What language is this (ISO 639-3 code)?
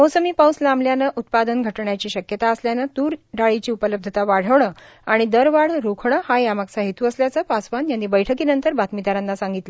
mar